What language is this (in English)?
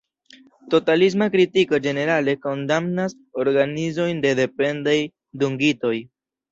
Esperanto